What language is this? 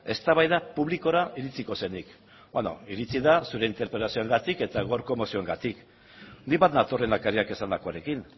Basque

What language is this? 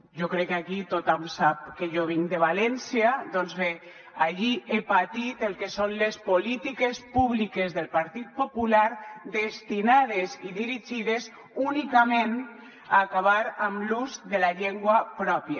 Catalan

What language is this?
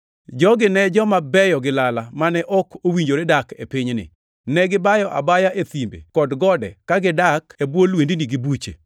Luo (Kenya and Tanzania)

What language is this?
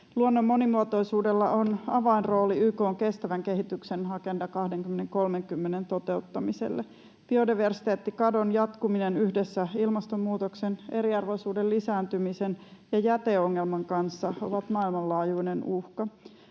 Finnish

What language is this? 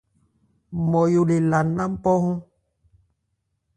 Ebrié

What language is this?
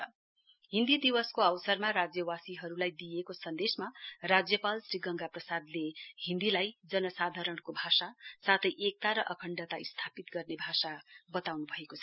Nepali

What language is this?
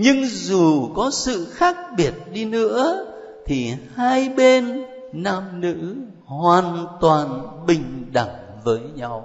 Vietnamese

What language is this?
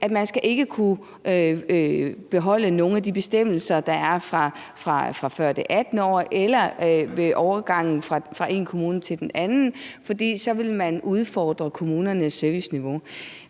Danish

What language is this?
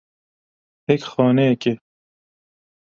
Kurdish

